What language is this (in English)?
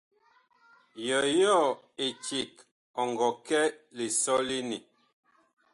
Bakoko